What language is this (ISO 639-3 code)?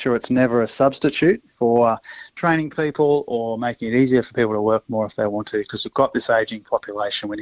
hrv